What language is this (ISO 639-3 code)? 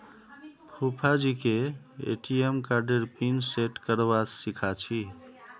mag